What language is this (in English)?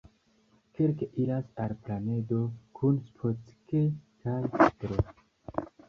Esperanto